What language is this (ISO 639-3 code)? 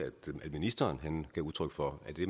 dan